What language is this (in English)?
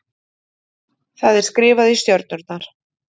Icelandic